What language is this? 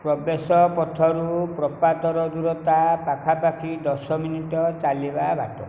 Odia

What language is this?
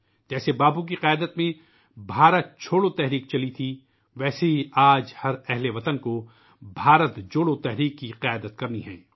Urdu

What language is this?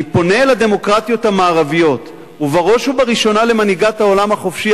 Hebrew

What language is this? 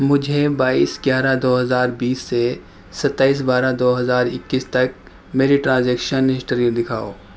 Urdu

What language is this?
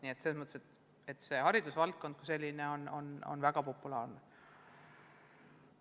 Estonian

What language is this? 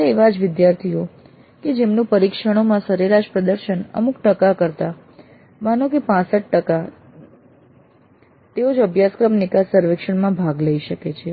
Gujarati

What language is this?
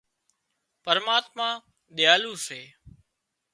Wadiyara Koli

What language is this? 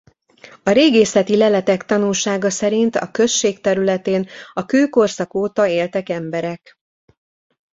Hungarian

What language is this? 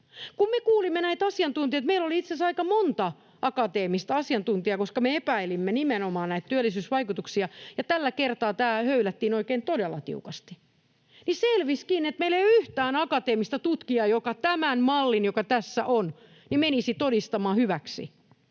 Finnish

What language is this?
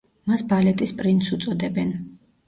Georgian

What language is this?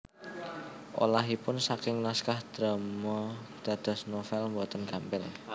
Javanese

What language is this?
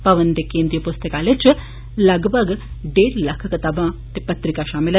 Dogri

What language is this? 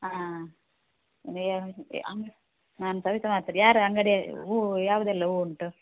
Kannada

